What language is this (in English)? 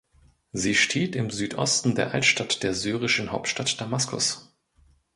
German